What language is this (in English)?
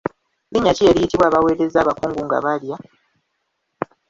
Ganda